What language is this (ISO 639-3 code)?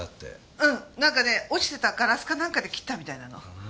jpn